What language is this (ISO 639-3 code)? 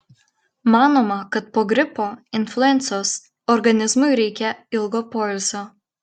lit